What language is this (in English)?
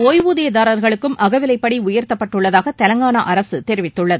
Tamil